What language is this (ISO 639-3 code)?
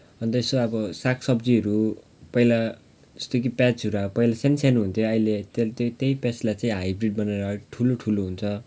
nep